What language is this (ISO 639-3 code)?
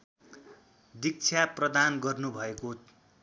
nep